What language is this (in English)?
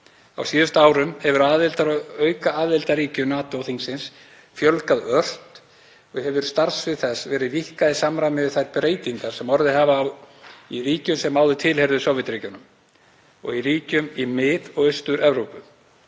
Icelandic